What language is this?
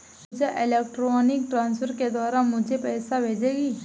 Hindi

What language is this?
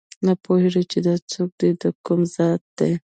Pashto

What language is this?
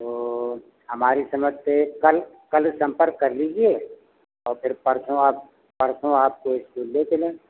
Hindi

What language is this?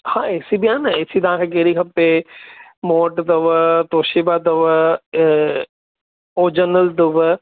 Sindhi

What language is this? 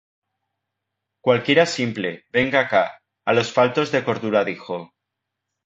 Spanish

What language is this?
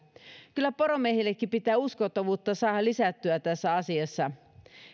Finnish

